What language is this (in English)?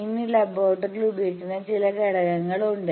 Malayalam